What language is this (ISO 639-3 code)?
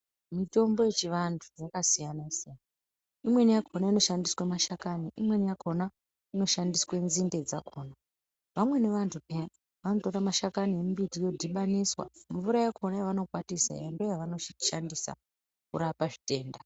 ndc